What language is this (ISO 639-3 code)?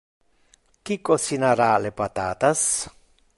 ina